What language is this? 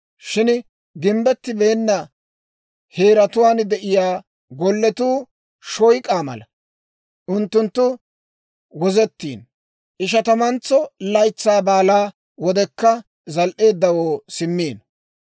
Dawro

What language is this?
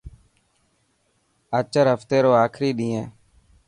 Dhatki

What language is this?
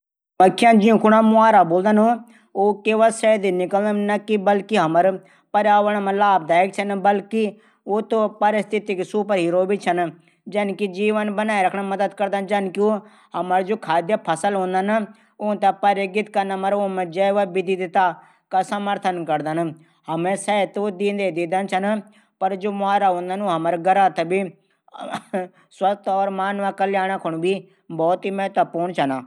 Garhwali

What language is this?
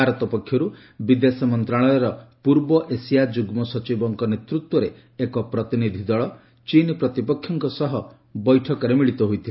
Odia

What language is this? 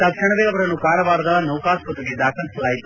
Kannada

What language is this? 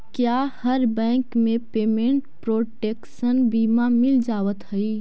Magahi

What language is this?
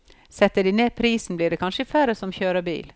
Norwegian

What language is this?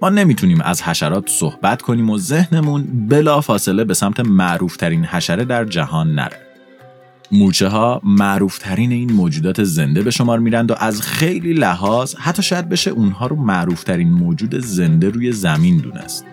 Persian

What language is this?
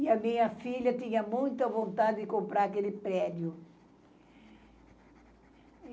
Portuguese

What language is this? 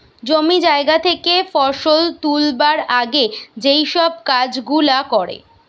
Bangla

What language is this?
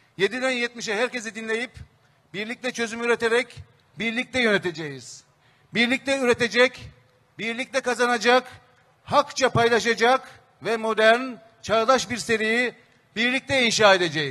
Turkish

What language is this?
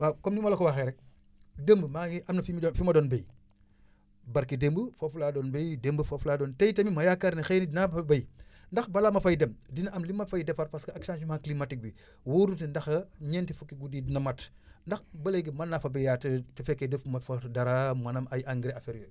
Wolof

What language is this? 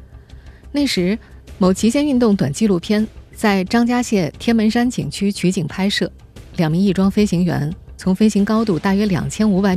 Chinese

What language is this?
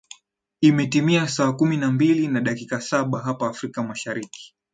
Swahili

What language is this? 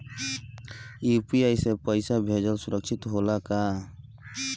Bhojpuri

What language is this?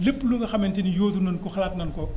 Wolof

